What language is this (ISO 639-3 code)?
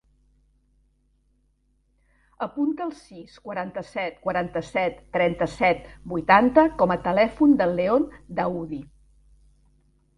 cat